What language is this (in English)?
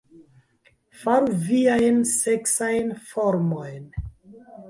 Esperanto